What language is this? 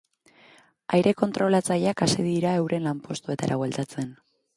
Basque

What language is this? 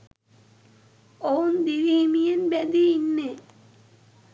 Sinhala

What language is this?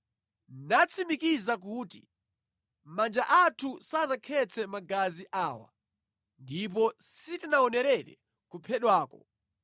Nyanja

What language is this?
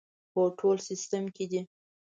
Pashto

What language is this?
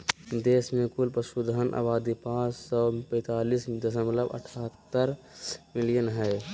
Magahi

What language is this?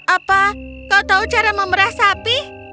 Indonesian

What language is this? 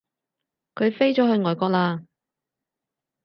Cantonese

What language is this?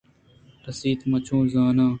Eastern Balochi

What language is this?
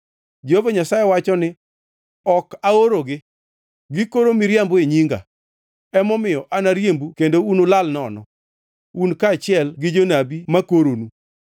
Luo (Kenya and Tanzania)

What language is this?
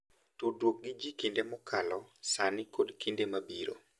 Luo (Kenya and Tanzania)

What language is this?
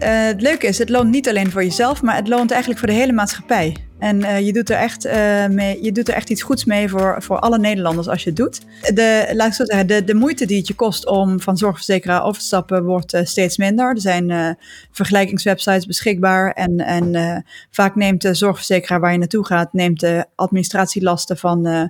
Dutch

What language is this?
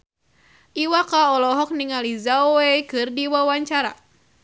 Sundanese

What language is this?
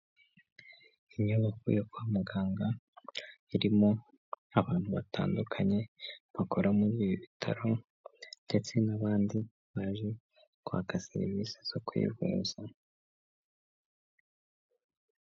Kinyarwanda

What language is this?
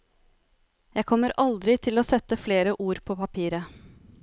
Norwegian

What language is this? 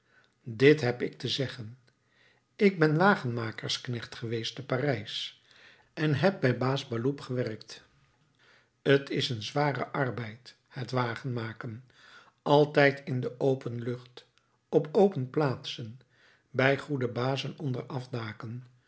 Dutch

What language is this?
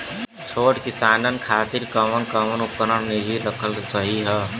Bhojpuri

